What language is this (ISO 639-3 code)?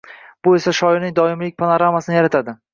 uzb